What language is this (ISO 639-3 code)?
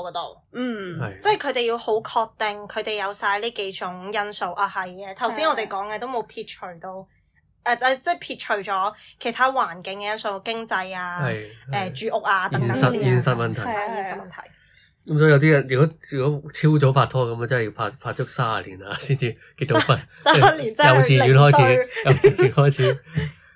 zho